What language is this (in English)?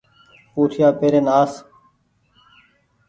Goaria